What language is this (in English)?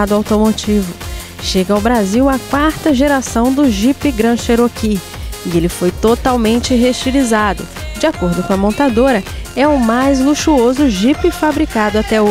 Portuguese